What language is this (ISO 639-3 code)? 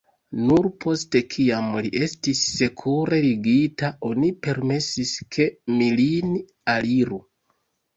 epo